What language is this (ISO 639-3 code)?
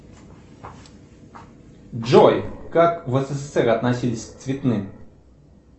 rus